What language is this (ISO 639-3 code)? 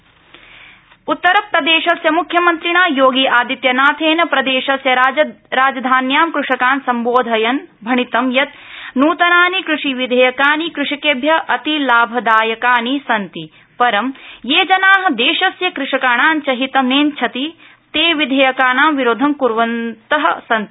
san